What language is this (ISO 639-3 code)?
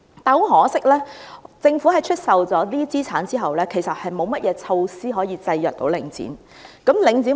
yue